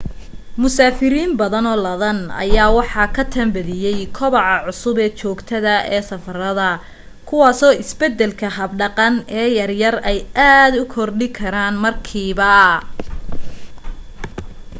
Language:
Somali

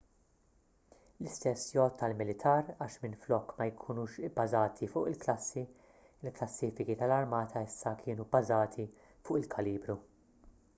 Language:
Maltese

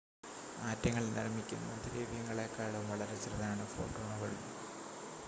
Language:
Malayalam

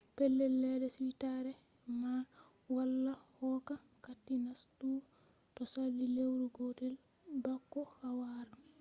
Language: Fula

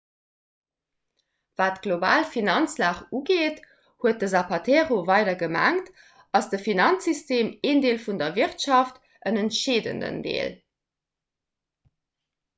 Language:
Luxembourgish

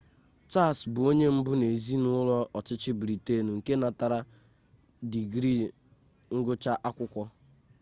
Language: Igbo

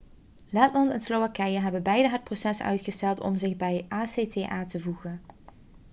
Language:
Dutch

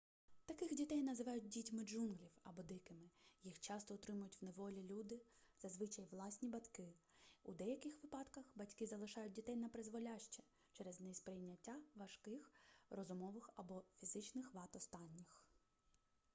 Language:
Ukrainian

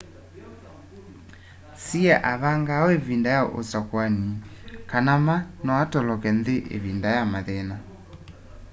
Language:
Kamba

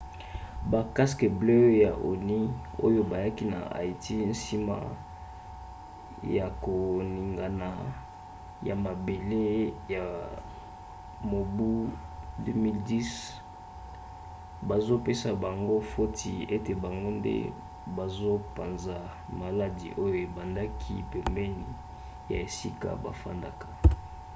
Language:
Lingala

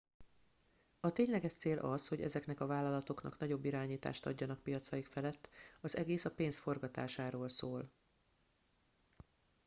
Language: Hungarian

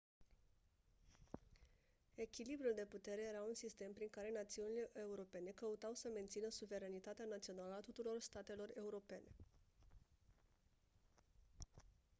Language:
Romanian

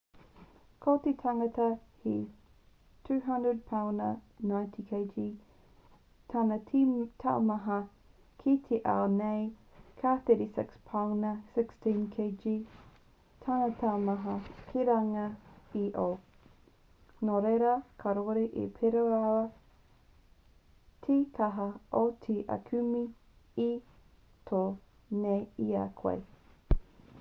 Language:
Māori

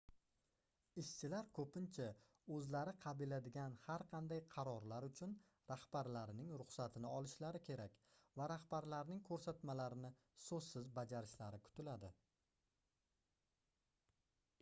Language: Uzbek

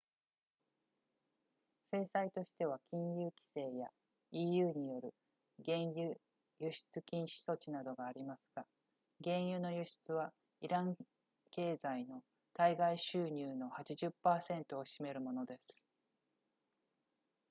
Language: Japanese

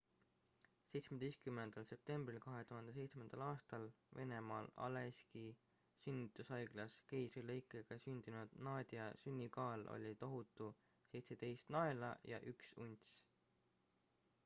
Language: Estonian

